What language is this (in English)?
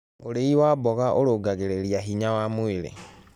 Kikuyu